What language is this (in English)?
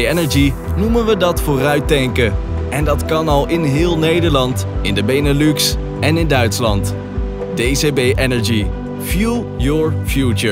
Dutch